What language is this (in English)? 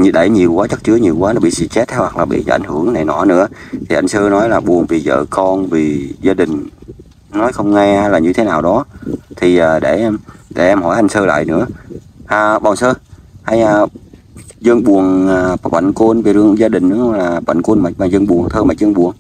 Vietnamese